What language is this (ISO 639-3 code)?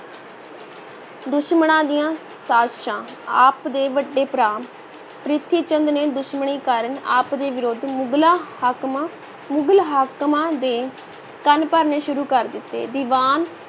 pan